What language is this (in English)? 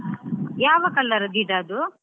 Kannada